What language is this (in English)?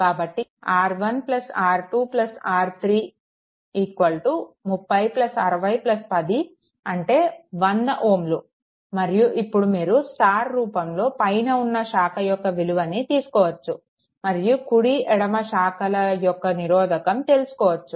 Telugu